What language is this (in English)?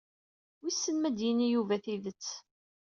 Kabyle